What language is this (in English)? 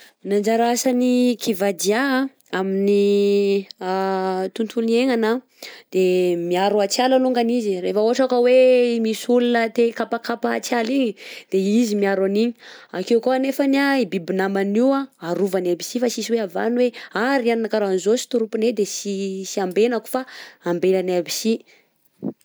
Southern Betsimisaraka Malagasy